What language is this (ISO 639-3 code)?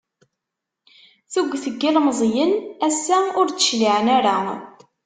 kab